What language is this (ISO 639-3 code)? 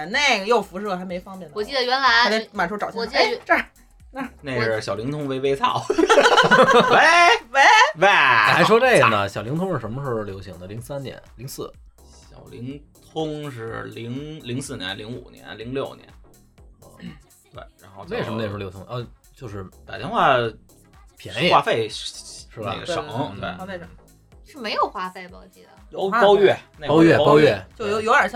zho